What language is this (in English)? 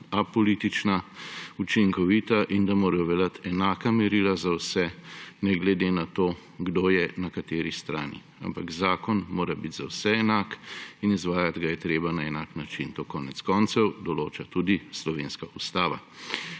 Slovenian